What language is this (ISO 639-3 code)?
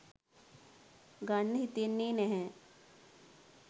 sin